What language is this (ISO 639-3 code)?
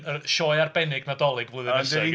cym